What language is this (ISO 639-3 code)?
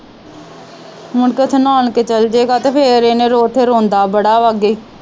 pan